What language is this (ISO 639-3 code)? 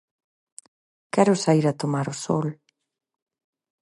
glg